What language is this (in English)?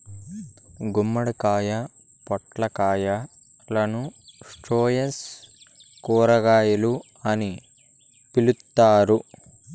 Telugu